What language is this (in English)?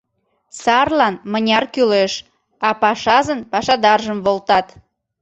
Mari